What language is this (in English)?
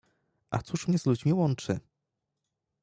Polish